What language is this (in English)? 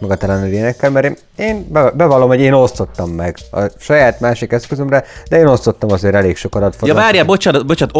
Hungarian